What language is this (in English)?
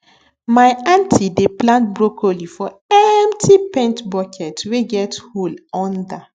Nigerian Pidgin